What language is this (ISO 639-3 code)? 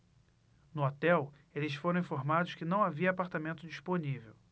por